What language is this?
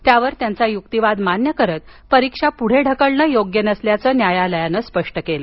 Marathi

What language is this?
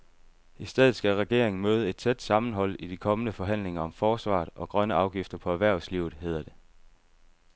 Danish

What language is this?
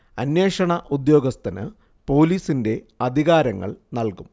Malayalam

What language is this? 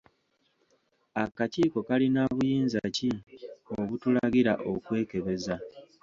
Ganda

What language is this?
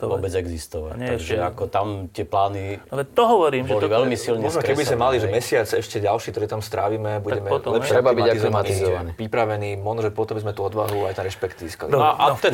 Slovak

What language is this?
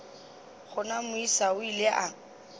Northern Sotho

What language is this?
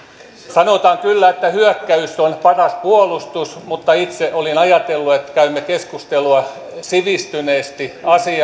Finnish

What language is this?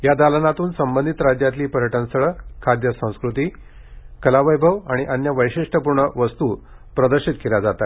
Marathi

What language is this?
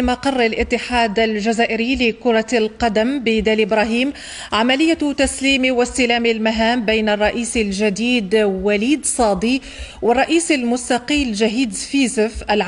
Arabic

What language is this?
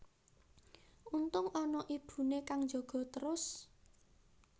Javanese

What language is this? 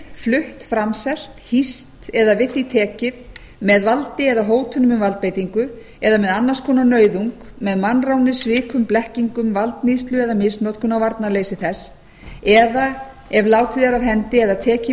Icelandic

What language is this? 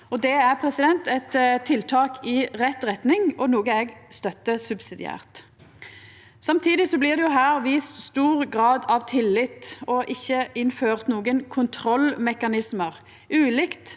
Norwegian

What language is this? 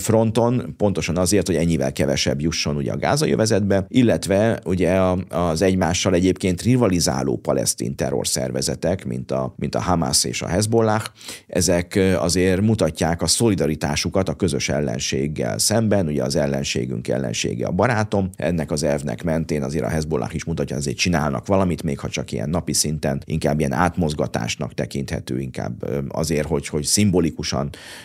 Hungarian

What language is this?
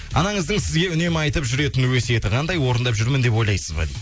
Kazakh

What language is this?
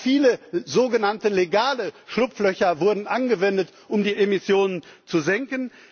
German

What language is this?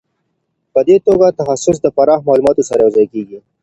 Pashto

